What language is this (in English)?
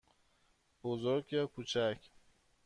Persian